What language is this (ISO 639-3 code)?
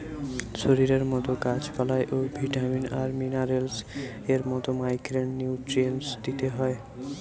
ben